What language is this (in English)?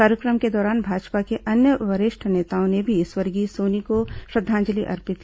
Hindi